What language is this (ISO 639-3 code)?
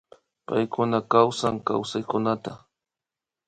qvi